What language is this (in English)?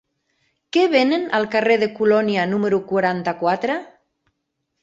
Catalan